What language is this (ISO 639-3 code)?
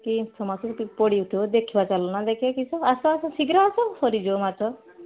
ori